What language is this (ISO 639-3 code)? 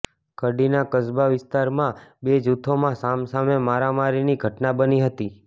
guj